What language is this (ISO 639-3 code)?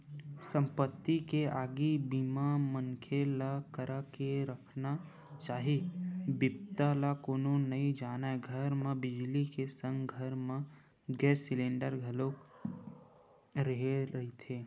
hne